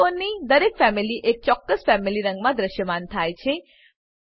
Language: Gujarati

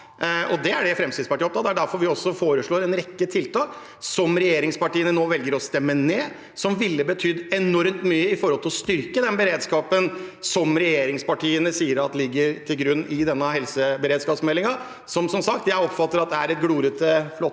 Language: Norwegian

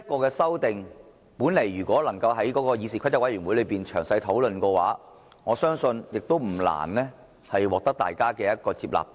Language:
Cantonese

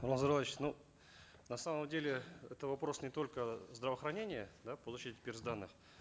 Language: Kazakh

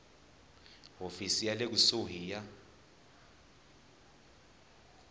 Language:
Tsonga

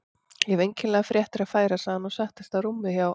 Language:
Icelandic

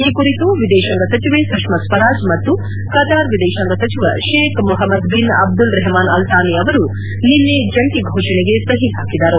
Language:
Kannada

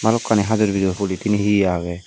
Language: Chakma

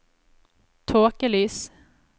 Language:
Norwegian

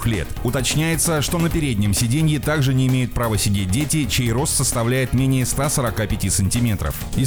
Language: Russian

